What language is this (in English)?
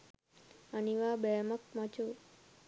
Sinhala